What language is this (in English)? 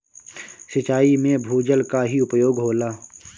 Bhojpuri